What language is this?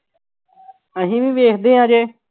Punjabi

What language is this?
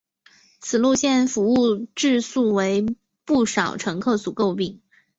Chinese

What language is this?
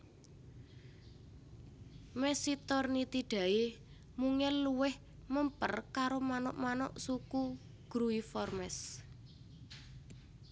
Javanese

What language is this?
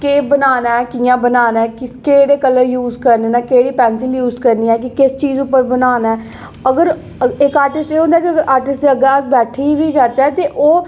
Dogri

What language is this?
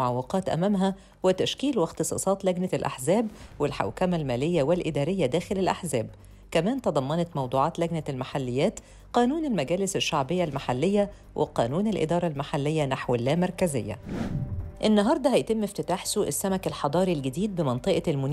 Arabic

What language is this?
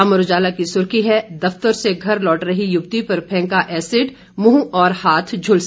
Hindi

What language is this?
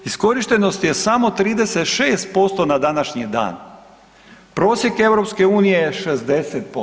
Croatian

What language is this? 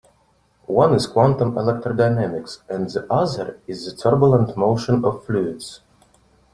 English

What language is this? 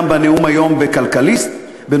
Hebrew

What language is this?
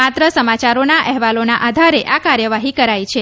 Gujarati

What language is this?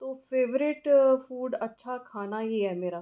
Dogri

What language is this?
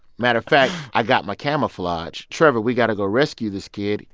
English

